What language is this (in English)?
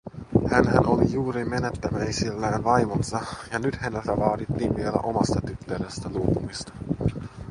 Finnish